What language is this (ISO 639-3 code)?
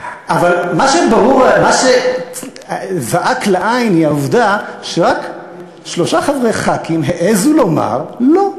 heb